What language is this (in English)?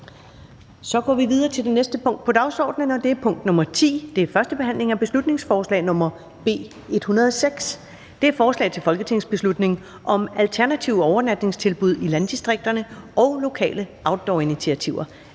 Danish